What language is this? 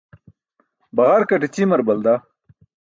Burushaski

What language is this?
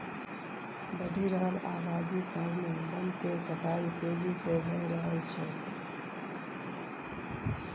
Maithili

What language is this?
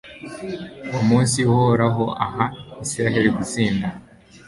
Kinyarwanda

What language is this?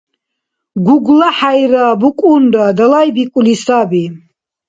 Dargwa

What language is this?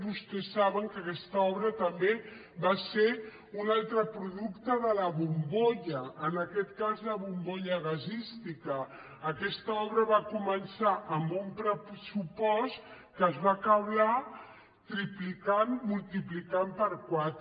Catalan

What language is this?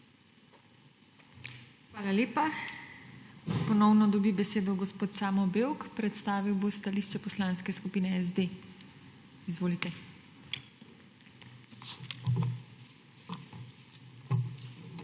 Slovenian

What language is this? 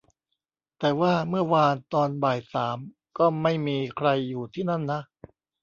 Thai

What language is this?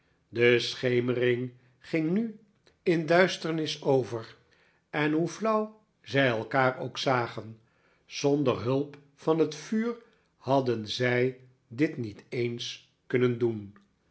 Dutch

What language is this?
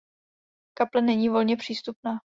Czech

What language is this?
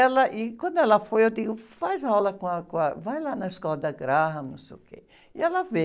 Portuguese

